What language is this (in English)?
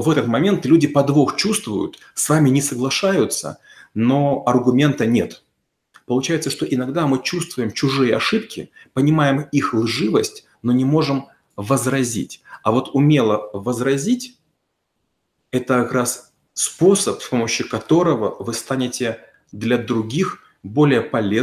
Russian